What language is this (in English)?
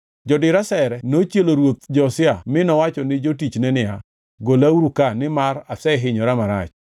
Luo (Kenya and Tanzania)